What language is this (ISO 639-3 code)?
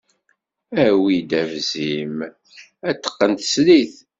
kab